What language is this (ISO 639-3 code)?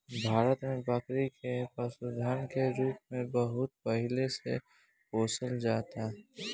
bho